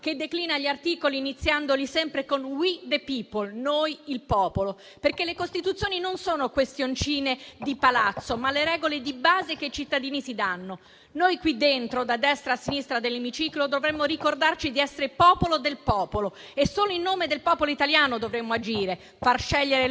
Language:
Italian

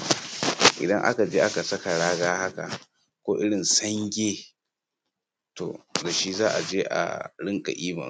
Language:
Hausa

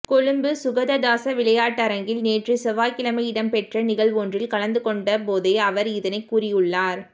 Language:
Tamil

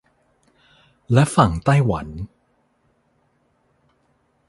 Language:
Thai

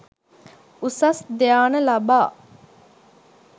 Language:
Sinhala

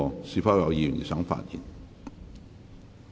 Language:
Cantonese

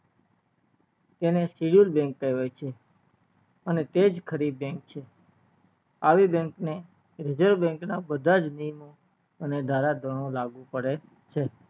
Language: Gujarati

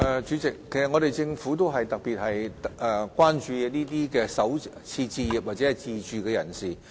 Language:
Cantonese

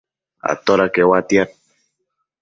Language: Matsés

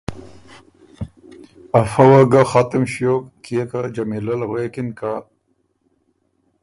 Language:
Ormuri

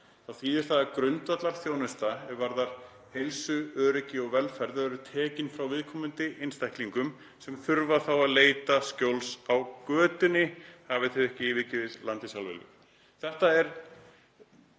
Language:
Icelandic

